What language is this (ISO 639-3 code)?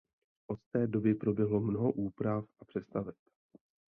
ces